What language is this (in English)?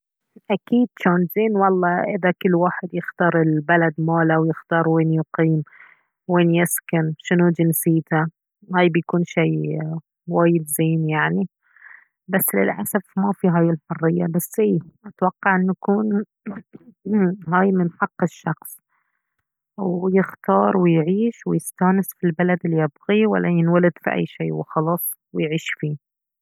Baharna Arabic